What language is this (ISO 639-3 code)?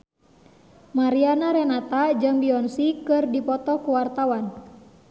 sun